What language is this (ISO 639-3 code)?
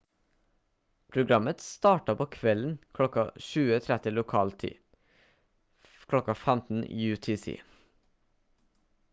nob